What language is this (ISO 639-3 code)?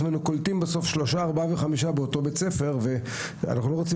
heb